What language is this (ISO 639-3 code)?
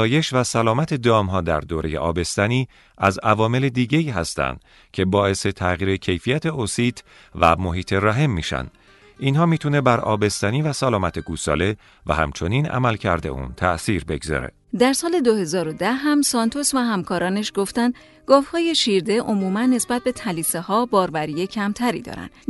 fas